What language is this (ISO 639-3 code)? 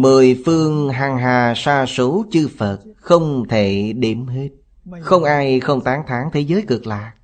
vie